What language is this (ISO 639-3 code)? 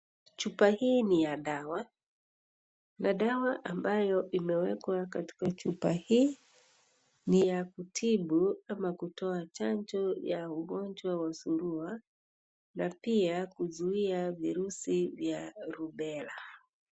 swa